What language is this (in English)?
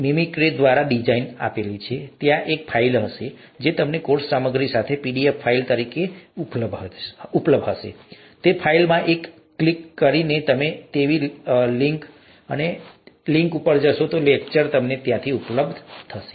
Gujarati